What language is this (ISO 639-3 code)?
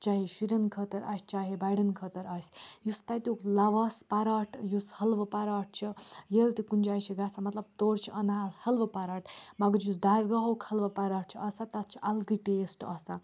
kas